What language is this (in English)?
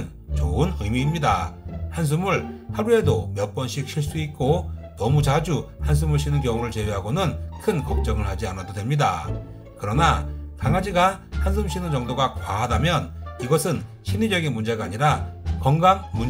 Korean